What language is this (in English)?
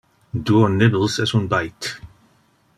Interlingua